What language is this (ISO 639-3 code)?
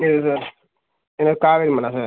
tam